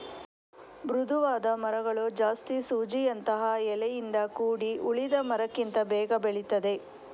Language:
Kannada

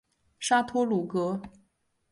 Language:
Chinese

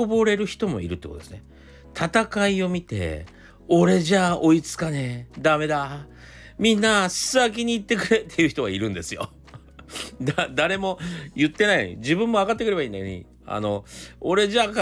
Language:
Japanese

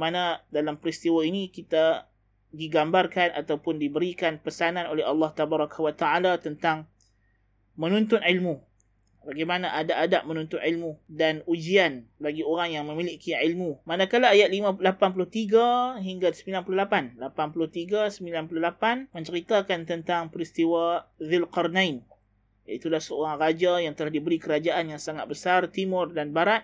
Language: Malay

